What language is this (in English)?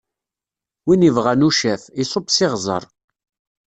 Kabyle